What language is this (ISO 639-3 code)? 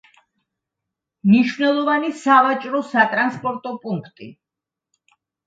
kat